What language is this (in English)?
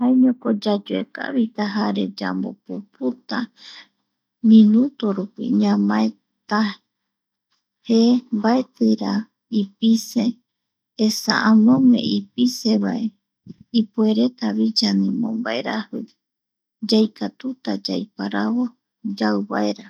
Eastern Bolivian Guaraní